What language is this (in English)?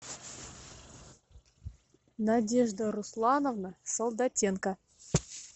Russian